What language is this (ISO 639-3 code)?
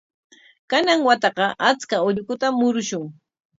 qwa